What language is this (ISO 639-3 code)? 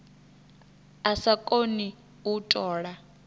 ven